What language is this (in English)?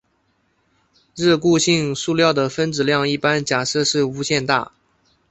Chinese